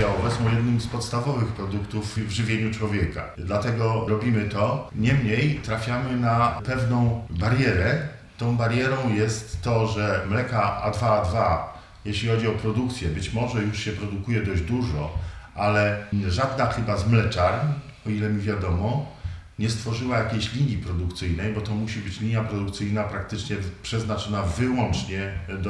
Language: Polish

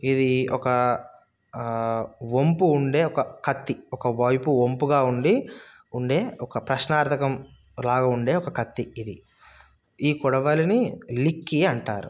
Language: Telugu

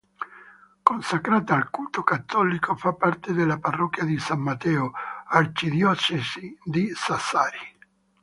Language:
Italian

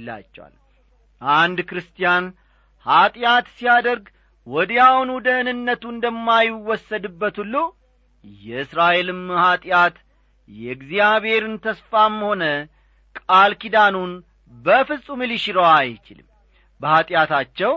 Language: Amharic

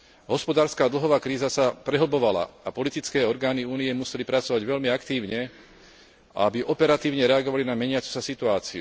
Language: Slovak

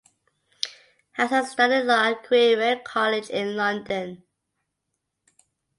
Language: English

